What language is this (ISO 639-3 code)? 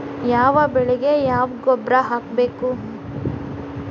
kan